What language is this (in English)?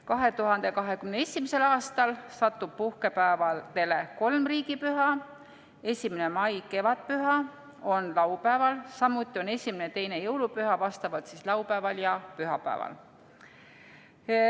Estonian